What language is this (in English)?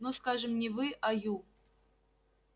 Russian